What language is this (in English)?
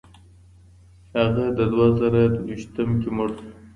Pashto